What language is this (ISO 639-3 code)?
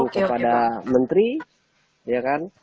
ind